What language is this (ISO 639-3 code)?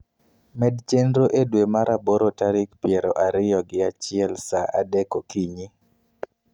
luo